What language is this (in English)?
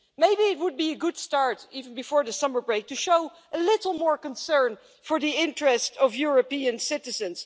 English